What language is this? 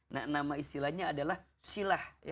Indonesian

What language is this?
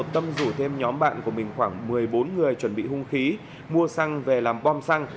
Vietnamese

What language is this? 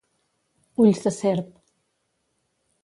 Catalan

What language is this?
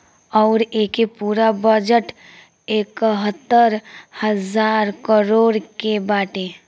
Bhojpuri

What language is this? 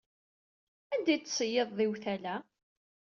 Kabyle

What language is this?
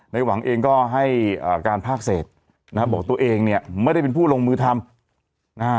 Thai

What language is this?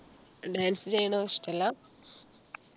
Malayalam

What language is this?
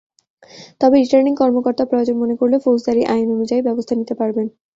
Bangla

